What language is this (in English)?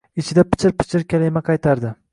Uzbek